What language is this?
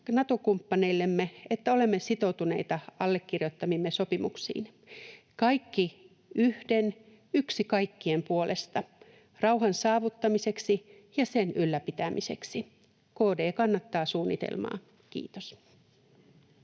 Finnish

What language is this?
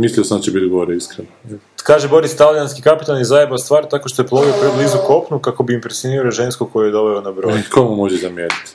Croatian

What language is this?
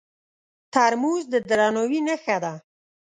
Pashto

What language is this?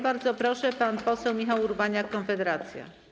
Polish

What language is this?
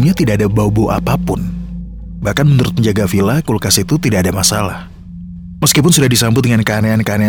Indonesian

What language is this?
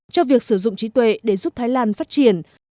Vietnamese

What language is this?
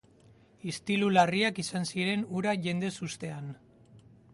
Basque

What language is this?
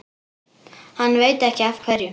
Icelandic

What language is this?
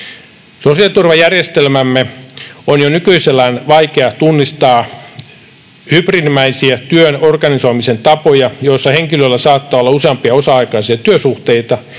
Finnish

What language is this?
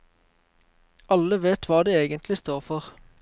Norwegian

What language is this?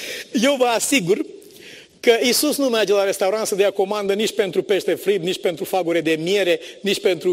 Romanian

